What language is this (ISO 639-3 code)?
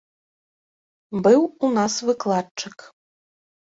bel